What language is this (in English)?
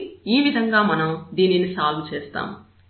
Telugu